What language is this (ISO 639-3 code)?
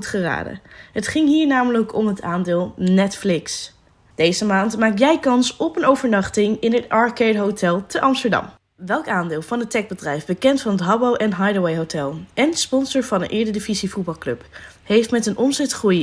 nld